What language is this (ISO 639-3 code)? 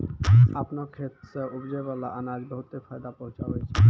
mai